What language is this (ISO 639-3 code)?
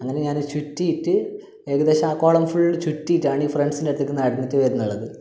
mal